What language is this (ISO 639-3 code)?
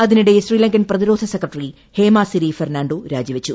mal